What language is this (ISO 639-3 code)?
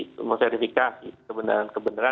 ind